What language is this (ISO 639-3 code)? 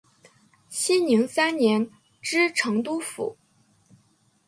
zho